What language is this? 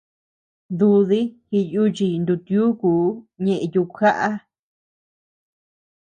Tepeuxila Cuicatec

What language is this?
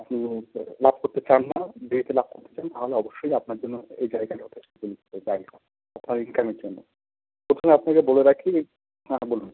Bangla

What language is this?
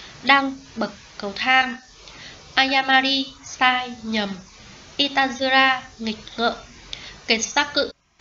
Vietnamese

